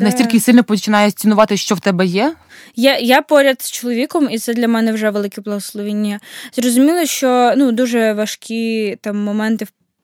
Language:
Ukrainian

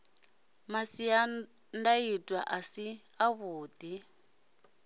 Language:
Venda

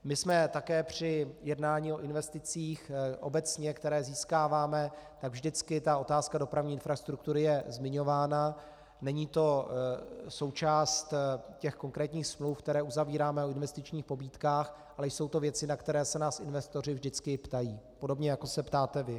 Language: Czech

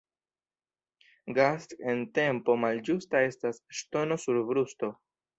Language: Esperanto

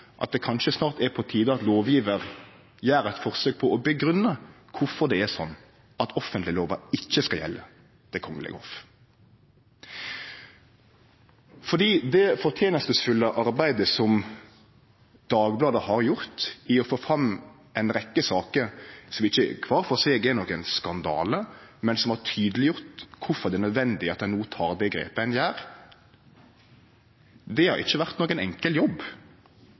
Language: Norwegian Nynorsk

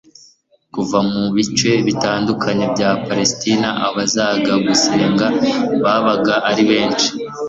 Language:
Kinyarwanda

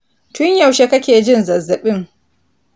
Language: Hausa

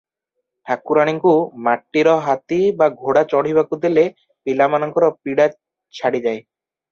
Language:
Odia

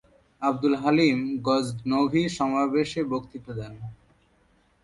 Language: Bangla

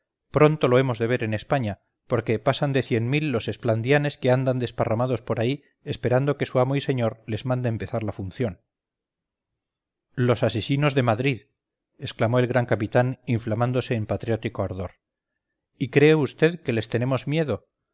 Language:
Spanish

